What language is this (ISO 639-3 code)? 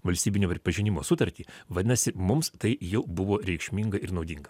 lit